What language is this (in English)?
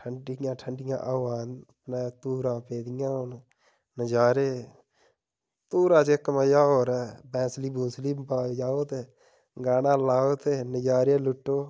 Dogri